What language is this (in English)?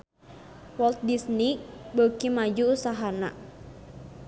Sundanese